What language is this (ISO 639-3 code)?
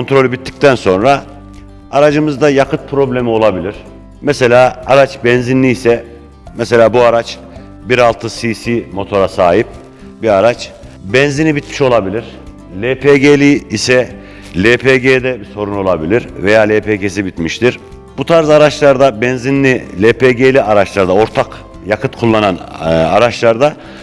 tur